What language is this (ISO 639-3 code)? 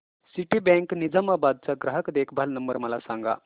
mar